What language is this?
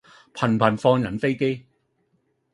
Cantonese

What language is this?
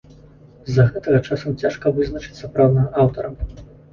Belarusian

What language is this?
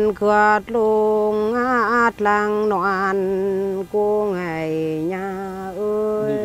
Vietnamese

